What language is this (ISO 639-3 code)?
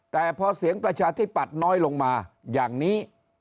tha